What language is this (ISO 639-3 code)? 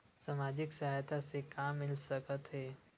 hne